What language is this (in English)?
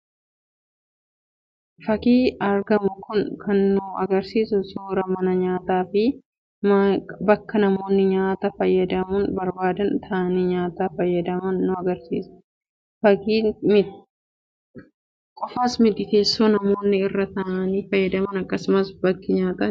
Oromo